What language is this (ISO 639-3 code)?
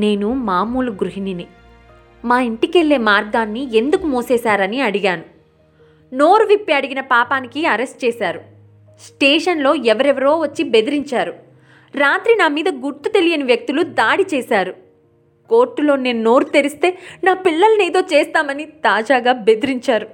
tel